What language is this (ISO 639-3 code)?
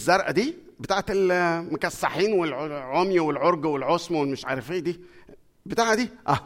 ara